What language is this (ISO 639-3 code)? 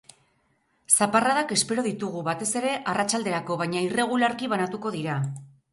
eus